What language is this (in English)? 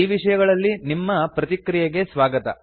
Kannada